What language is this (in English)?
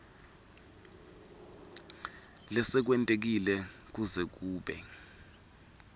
Swati